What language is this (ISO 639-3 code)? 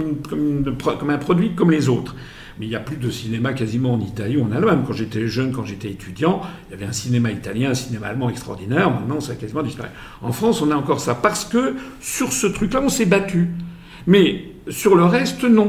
fra